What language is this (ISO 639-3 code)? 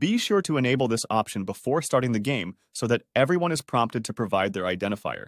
eng